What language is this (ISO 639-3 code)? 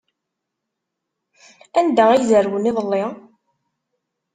kab